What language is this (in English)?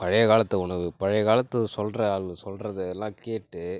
Tamil